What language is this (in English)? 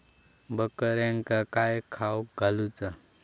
Marathi